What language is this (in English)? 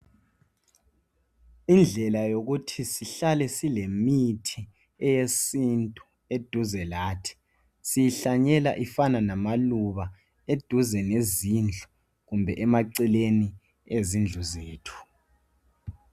North Ndebele